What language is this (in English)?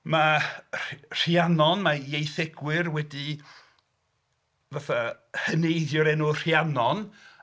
Welsh